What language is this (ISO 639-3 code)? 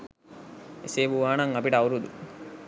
sin